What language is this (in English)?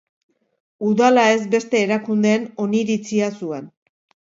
Basque